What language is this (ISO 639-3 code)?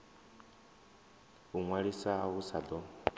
ven